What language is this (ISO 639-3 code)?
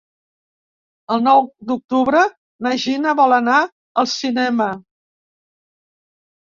cat